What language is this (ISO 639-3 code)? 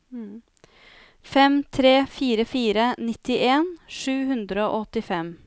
nor